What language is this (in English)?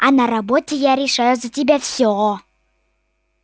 Russian